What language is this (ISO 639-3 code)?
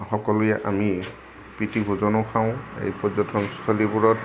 asm